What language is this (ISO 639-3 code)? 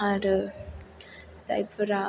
brx